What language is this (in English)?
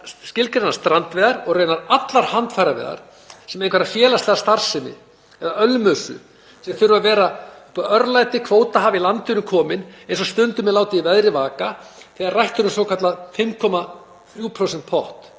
Icelandic